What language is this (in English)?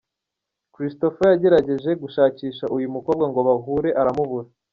Kinyarwanda